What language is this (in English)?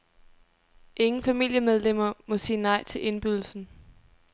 Danish